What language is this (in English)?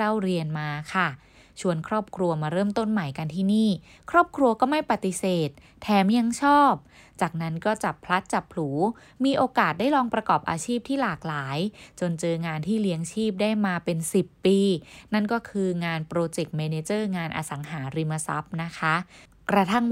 Thai